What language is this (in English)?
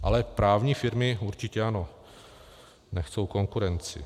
Czech